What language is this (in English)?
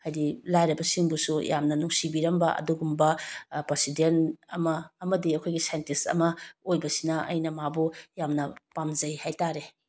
Manipuri